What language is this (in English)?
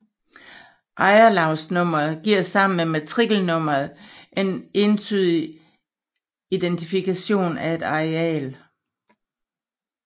Danish